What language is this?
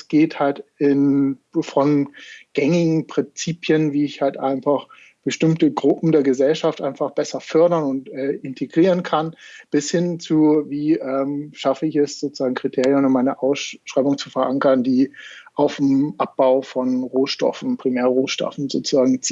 German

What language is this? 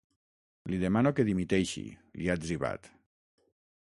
Catalan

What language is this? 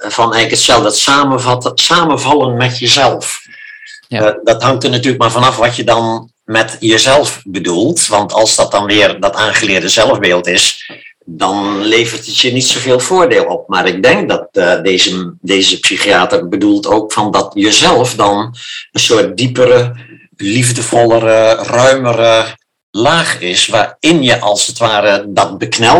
Dutch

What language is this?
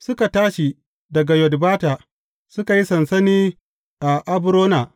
Hausa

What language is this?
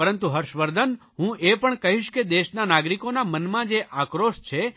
Gujarati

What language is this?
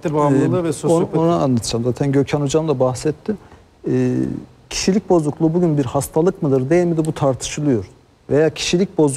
Turkish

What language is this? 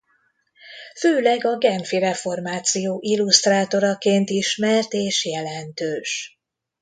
Hungarian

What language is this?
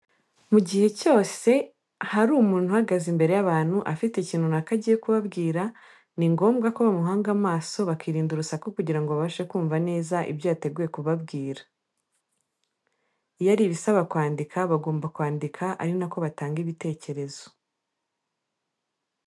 Kinyarwanda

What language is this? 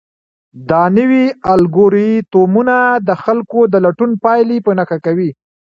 Pashto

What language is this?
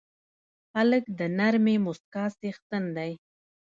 Pashto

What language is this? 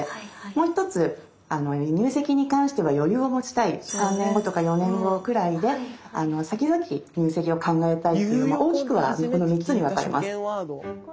Japanese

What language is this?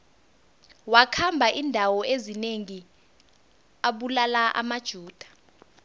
South Ndebele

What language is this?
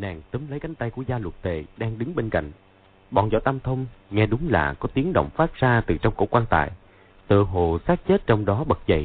Vietnamese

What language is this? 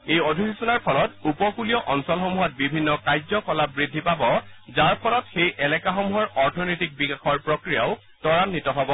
Assamese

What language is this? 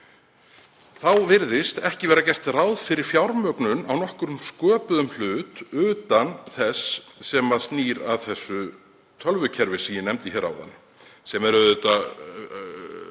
Icelandic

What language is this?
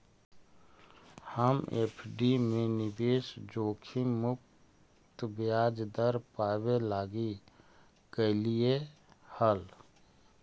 Magahi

